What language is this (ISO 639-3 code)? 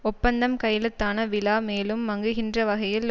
tam